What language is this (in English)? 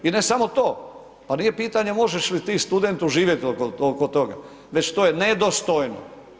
Croatian